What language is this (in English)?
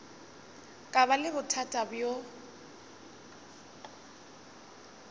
Northern Sotho